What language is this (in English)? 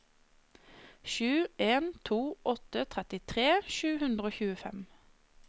Norwegian